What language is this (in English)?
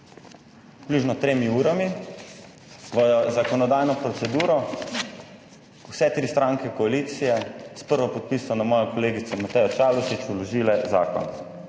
Slovenian